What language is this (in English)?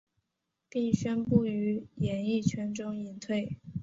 Chinese